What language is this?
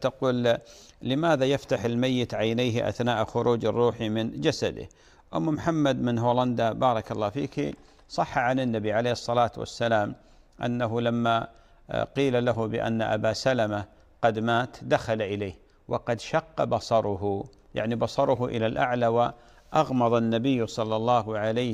Arabic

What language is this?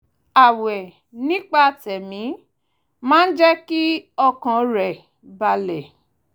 Yoruba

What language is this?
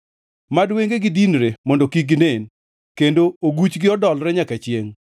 Luo (Kenya and Tanzania)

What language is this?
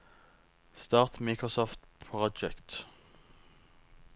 Norwegian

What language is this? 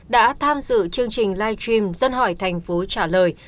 Vietnamese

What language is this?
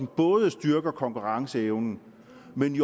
Danish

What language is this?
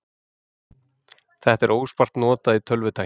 Icelandic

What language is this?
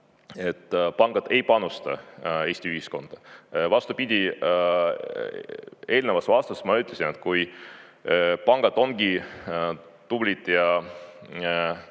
Estonian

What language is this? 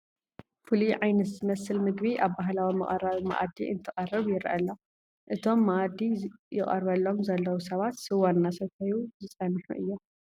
Tigrinya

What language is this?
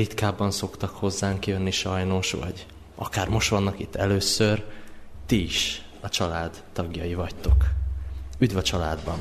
Hungarian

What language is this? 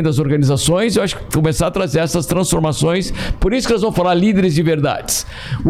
Portuguese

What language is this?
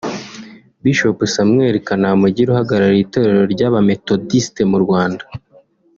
Kinyarwanda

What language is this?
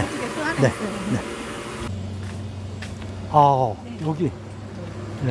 Korean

